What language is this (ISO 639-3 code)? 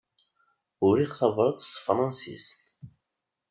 kab